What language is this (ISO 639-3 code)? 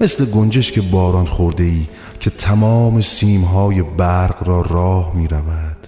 fas